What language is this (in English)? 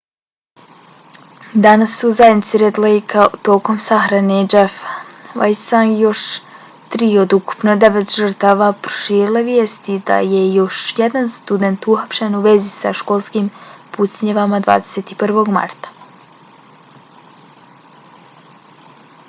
Bosnian